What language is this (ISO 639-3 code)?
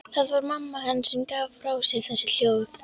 isl